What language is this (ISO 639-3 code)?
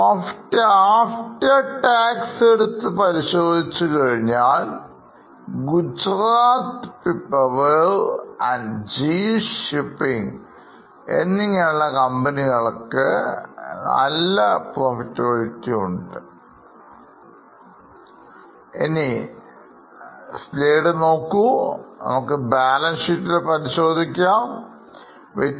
mal